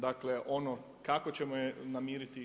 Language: Croatian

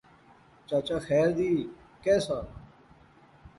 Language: Pahari-Potwari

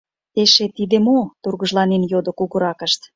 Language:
Mari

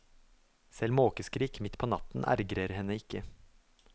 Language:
Norwegian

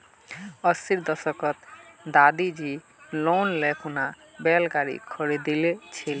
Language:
Magahi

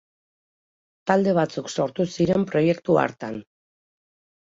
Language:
Basque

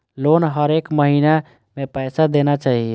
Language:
Maithili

